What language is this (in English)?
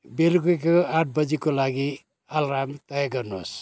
Nepali